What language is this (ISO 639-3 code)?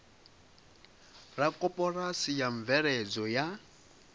ven